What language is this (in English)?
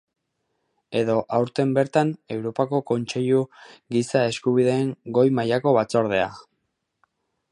Basque